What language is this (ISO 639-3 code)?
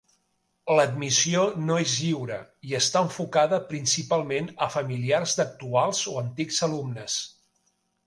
cat